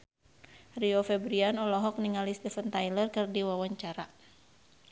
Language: Sundanese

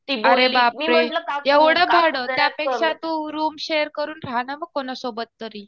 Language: Marathi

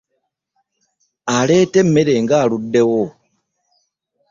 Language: Ganda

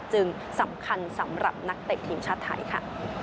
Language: Thai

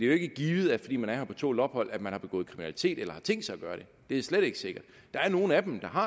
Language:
Danish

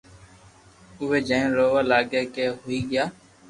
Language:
Loarki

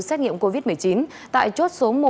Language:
Vietnamese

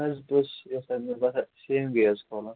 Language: Kashmiri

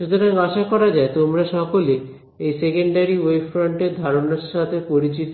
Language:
Bangla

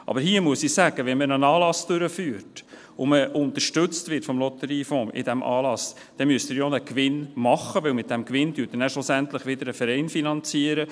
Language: Swiss German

